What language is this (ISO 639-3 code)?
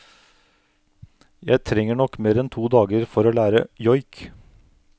nor